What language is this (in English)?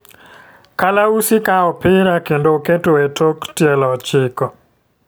Luo (Kenya and Tanzania)